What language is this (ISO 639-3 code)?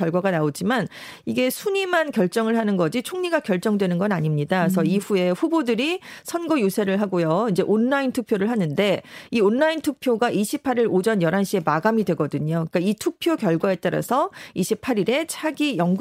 kor